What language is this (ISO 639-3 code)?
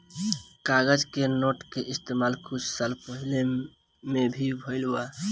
bho